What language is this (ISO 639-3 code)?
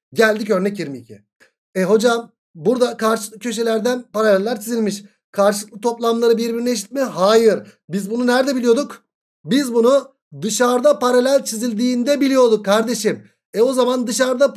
tur